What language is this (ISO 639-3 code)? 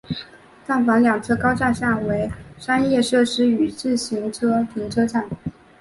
zho